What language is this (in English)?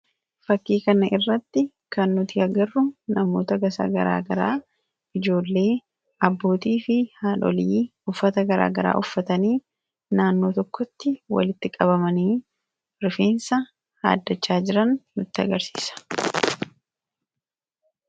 Oromo